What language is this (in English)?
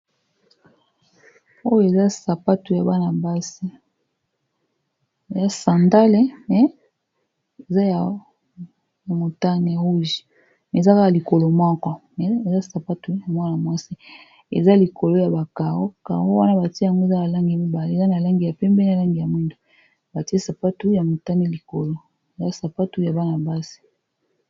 Lingala